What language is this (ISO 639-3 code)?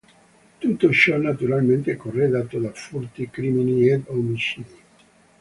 ita